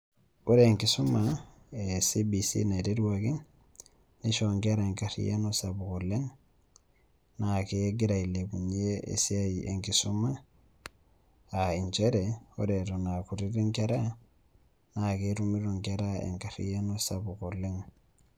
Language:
Masai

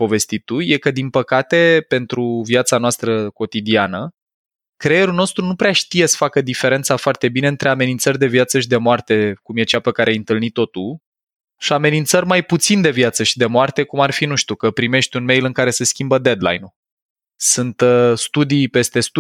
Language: Romanian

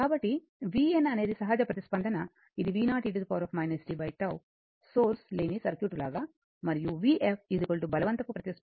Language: Telugu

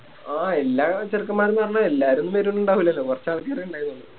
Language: Malayalam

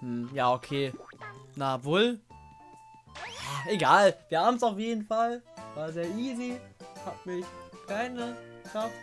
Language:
German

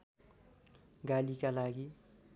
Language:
Nepali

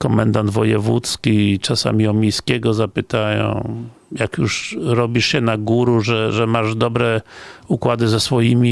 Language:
Polish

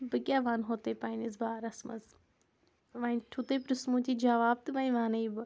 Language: Kashmiri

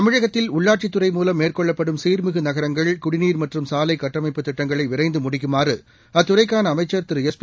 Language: Tamil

